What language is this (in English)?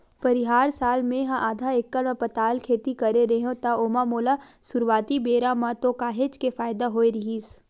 Chhattisgarhi